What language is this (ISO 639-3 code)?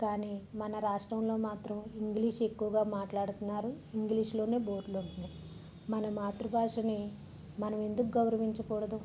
tel